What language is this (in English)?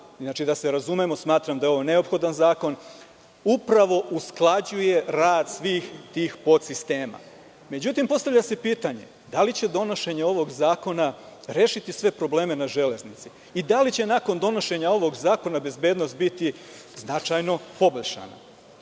Serbian